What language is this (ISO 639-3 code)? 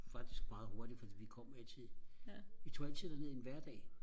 dan